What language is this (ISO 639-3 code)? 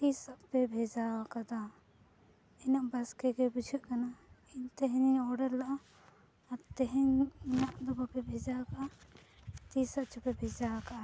sat